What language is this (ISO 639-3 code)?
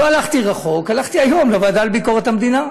heb